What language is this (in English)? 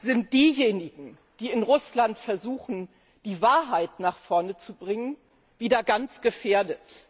German